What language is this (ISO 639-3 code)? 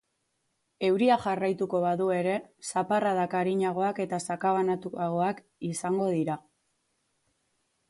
eus